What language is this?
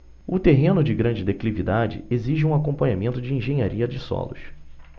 Portuguese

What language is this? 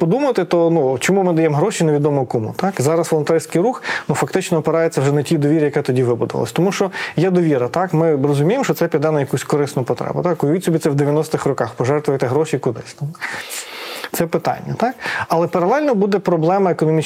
Ukrainian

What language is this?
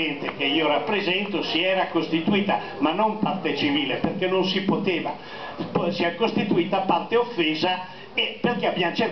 Italian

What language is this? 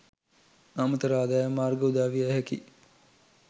Sinhala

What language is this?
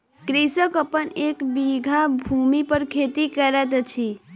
Maithili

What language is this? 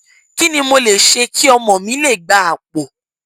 Yoruba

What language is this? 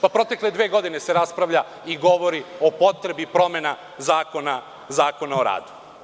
Serbian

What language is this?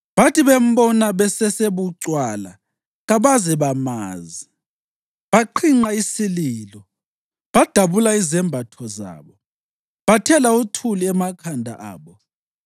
North Ndebele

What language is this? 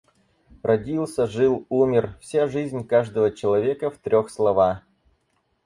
Russian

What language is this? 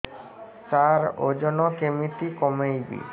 Odia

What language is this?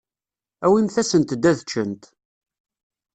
Kabyle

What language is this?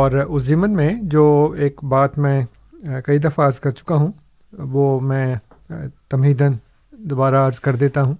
Urdu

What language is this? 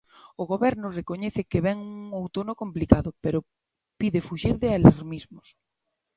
Galician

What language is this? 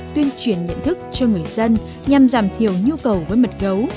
Vietnamese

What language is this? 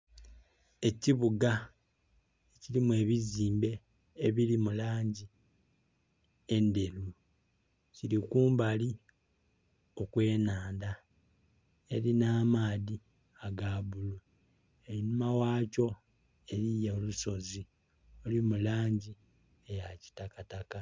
Soga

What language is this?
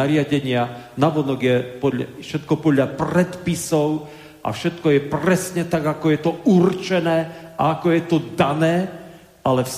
Slovak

